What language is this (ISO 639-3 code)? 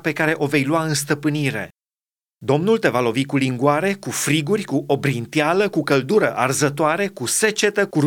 ron